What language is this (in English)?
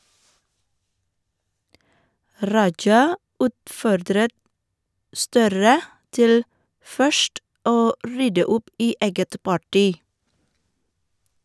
Norwegian